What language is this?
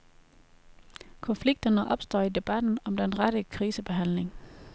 Danish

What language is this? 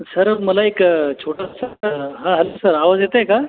Marathi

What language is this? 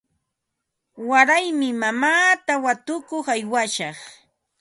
Ambo-Pasco Quechua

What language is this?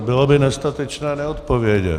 Czech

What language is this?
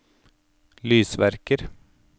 Norwegian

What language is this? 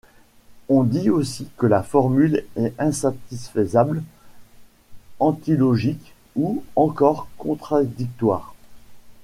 French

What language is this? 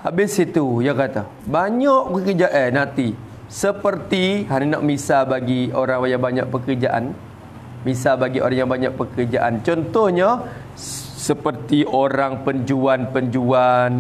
Malay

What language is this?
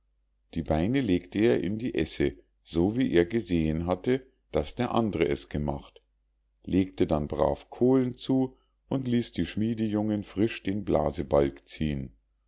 German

